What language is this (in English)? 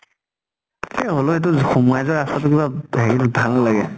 Assamese